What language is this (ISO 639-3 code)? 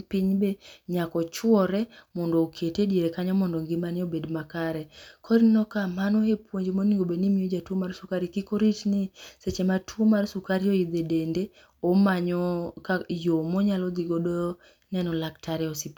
luo